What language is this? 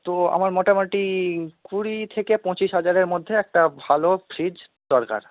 Bangla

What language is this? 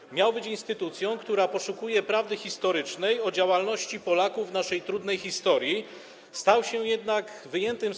Polish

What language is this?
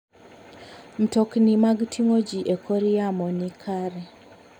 Luo (Kenya and Tanzania)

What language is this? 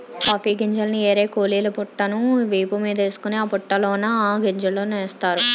Telugu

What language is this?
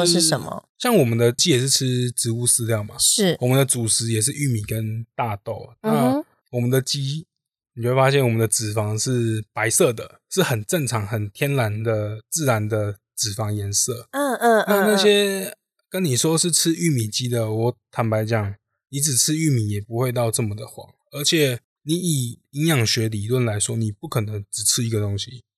Chinese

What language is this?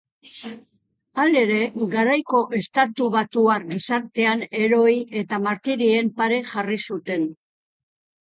Basque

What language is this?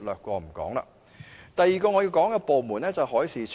Cantonese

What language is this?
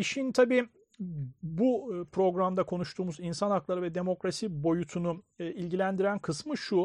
Turkish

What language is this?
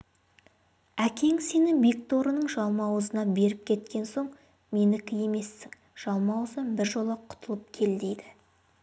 Kazakh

